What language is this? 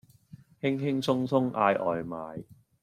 Cantonese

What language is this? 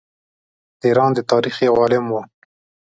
Pashto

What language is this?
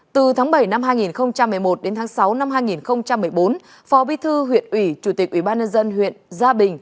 Vietnamese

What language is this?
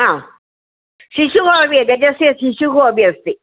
Sanskrit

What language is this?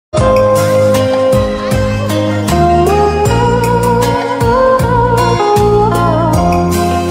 Thai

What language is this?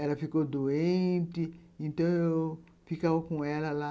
Portuguese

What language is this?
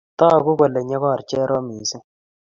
Kalenjin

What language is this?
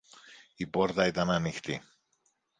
Greek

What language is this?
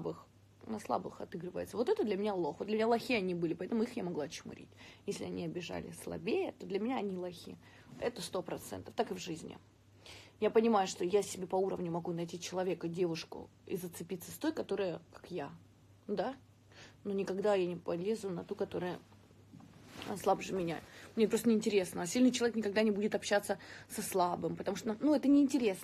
Russian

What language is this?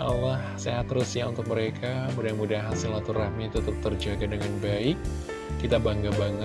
Indonesian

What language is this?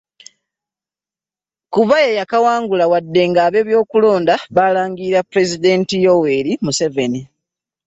Ganda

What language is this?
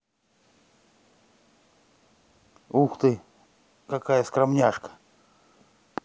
Russian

